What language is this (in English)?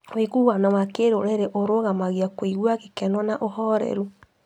Kikuyu